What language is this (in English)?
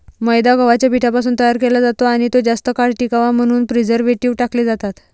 Marathi